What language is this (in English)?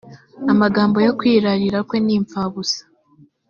Kinyarwanda